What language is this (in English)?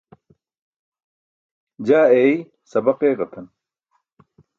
Burushaski